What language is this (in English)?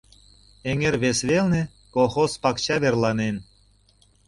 Mari